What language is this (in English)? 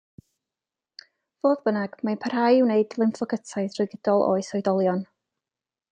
Welsh